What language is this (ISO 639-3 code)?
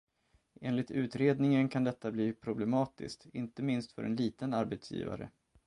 swe